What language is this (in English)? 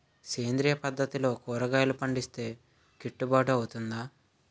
Telugu